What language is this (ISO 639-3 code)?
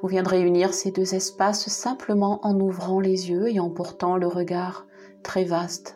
fra